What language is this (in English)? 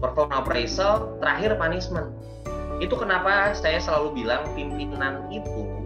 Indonesian